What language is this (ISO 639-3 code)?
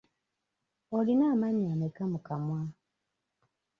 lug